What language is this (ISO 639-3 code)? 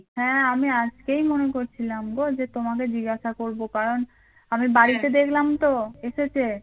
ben